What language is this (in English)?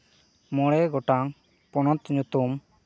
Santali